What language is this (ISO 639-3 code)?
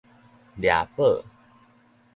nan